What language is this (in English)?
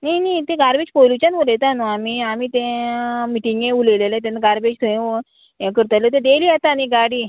Konkani